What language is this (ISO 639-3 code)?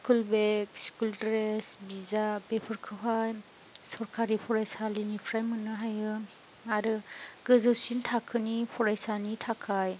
brx